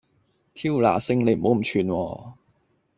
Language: Cantonese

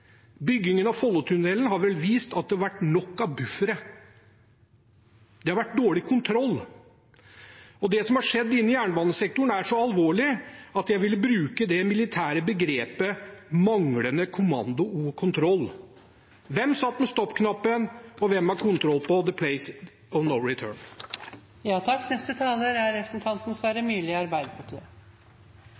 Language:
Norwegian Bokmål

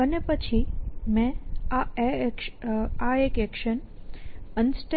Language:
Gujarati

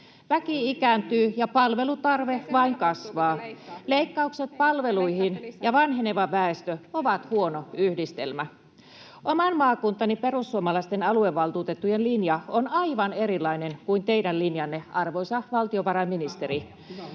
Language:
Finnish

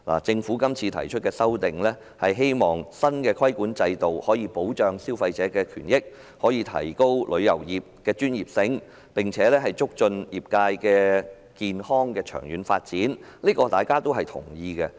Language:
Cantonese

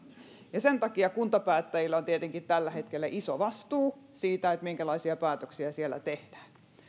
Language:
Finnish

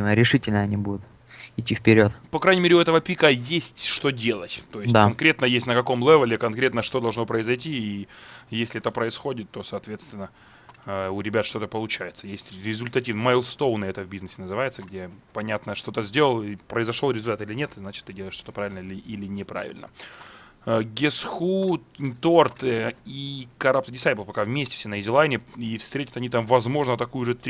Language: Russian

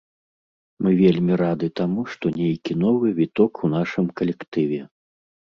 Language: Belarusian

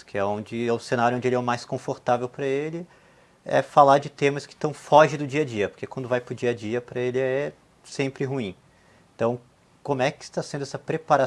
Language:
Portuguese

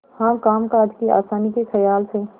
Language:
Hindi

